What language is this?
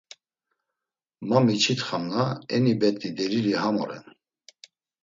Laz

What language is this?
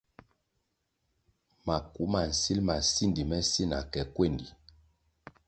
Kwasio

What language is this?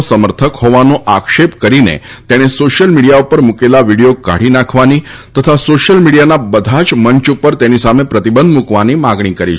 Gujarati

